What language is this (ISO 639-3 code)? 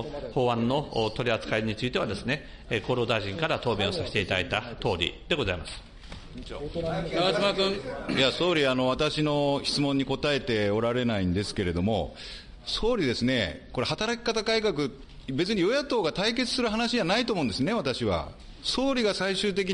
jpn